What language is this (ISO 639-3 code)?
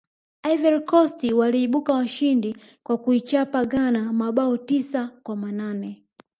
swa